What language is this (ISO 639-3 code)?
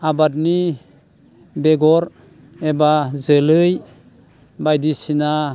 brx